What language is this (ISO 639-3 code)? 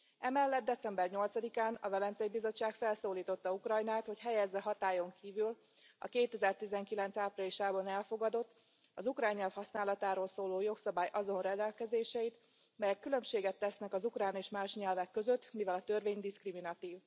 hun